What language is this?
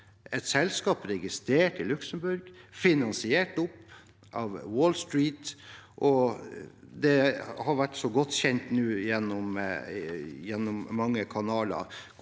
Norwegian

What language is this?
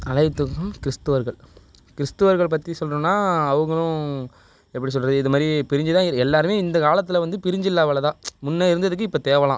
Tamil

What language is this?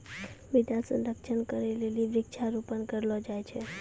Maithili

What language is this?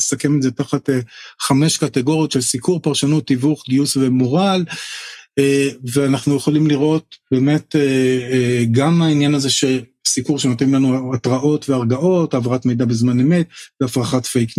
Hebrew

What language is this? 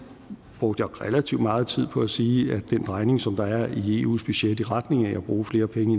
Danish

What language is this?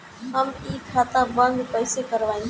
Bhojpuri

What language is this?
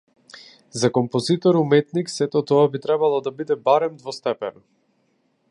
Macedonian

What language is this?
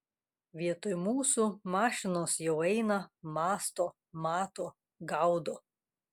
Lithuanian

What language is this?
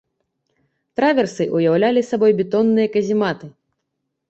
Belarusian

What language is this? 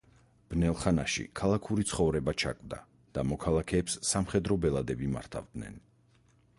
Georgian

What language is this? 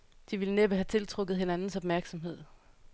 Danish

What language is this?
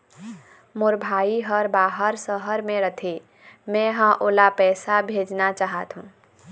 Chhattisgarhi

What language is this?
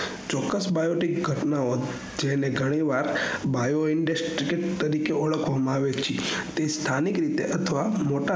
Gujarati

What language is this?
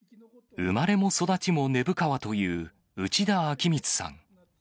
Japanese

